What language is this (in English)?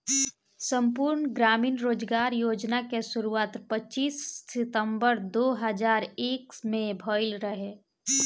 Bhojpuri